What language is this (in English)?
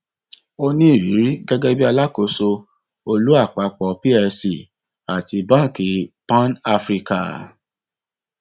Yoruba